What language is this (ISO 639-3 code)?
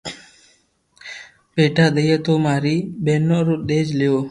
lrk